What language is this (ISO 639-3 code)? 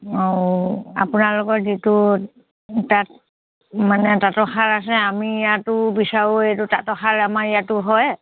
asm